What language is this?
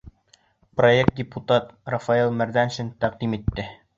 Bashkir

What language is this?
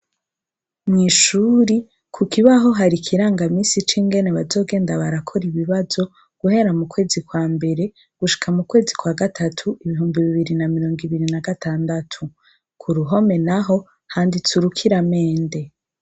Rundi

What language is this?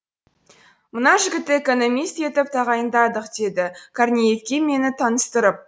Kazakh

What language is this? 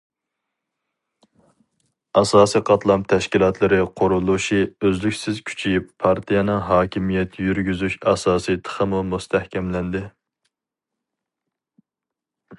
Uyghur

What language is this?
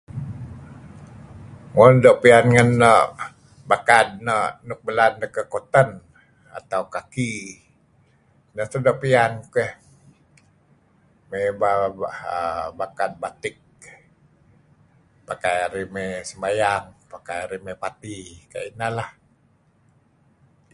Kelabit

